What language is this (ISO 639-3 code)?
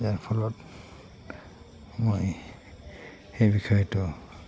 asm